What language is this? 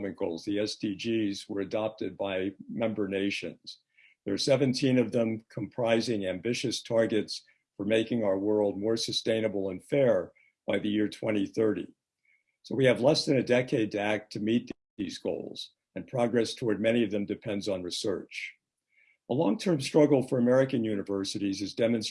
English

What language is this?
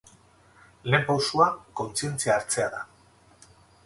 Basque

